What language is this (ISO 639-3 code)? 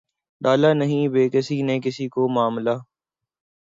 urd